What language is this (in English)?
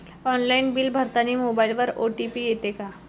Marathi